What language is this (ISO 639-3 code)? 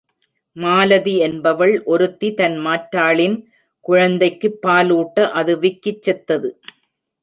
tam